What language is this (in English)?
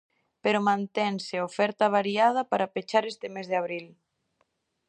Galician